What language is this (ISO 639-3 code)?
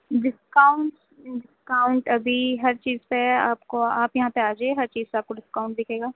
urd